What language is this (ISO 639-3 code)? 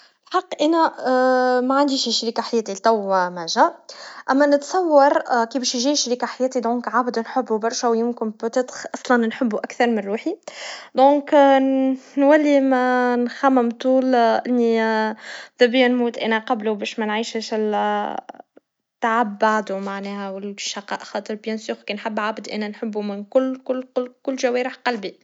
aeb